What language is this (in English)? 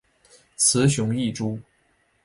Chinese